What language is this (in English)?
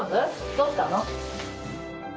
Japanese